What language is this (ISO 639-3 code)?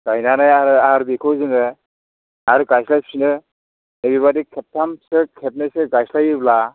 brx